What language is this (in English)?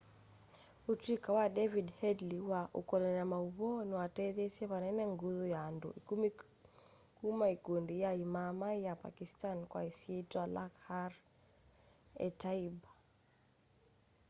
Kamba